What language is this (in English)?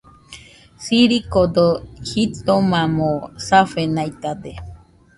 Nüpode Huitoto